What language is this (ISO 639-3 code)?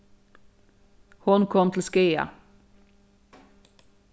fao